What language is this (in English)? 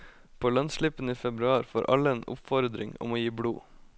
Norwegian